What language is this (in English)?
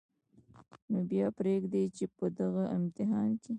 Pashto